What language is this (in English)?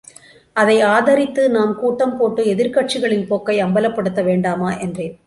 Tamil